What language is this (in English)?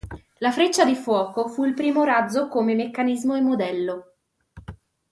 Italian